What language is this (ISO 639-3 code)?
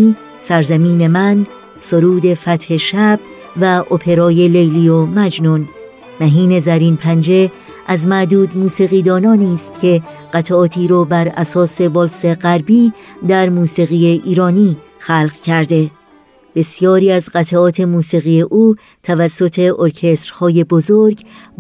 fas